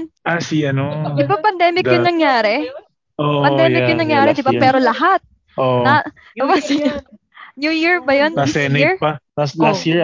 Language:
Filipino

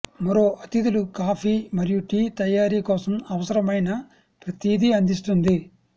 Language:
Telugu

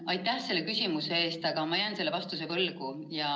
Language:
Estonian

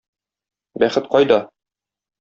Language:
Tatar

